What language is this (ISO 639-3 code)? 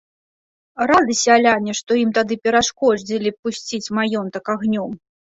bel